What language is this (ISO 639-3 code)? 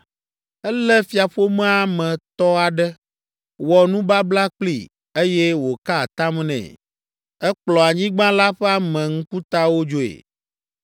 ewe